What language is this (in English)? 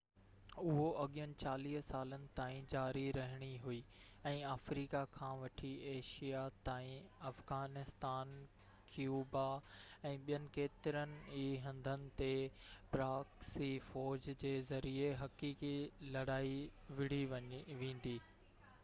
Sindhi